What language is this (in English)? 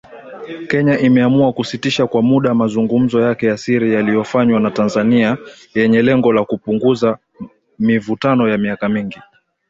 Swahili